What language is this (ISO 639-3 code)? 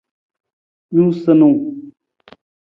nmz